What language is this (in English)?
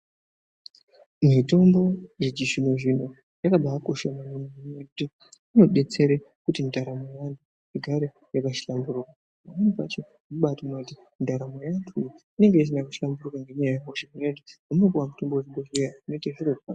Ndau